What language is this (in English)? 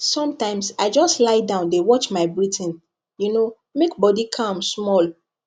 Nigerian Pidgin